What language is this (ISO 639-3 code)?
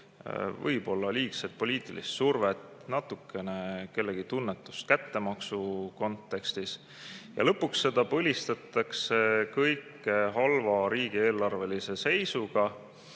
est